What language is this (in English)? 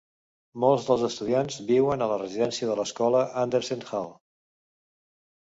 Catalan